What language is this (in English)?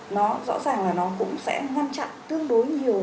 Vietnamese